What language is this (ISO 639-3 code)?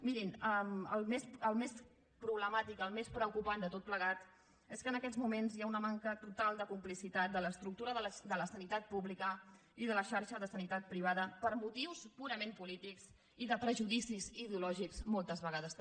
cat